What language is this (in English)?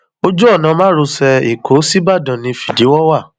Yoruba